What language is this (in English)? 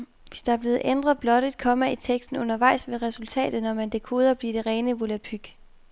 Danish